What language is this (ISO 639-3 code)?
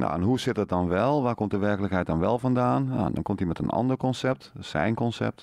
nld